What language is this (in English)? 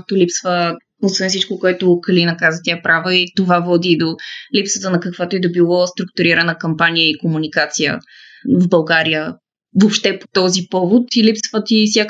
Bulgarian